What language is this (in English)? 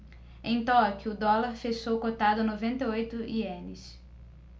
Portuguese